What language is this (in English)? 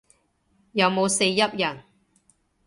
Cantonese